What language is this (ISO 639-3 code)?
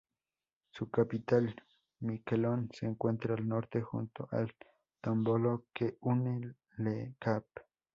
spa